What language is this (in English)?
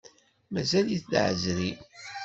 Kabyle